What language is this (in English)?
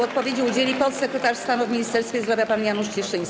Polish